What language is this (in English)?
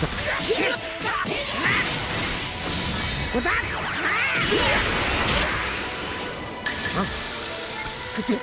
Japanese